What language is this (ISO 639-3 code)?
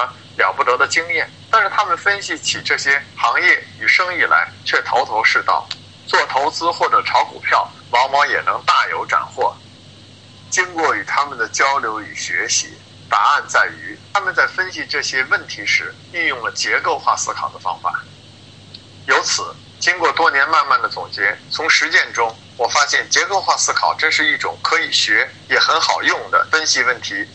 zho